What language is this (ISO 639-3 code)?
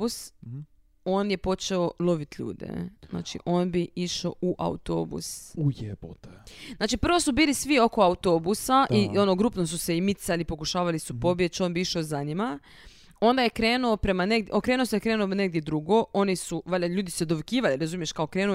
hrv